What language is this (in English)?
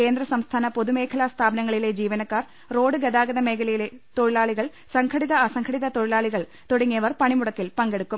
Malayalam